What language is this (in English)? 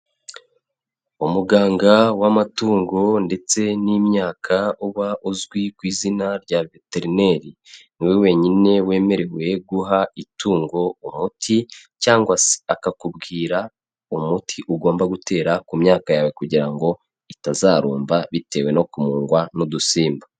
Kinyarwanda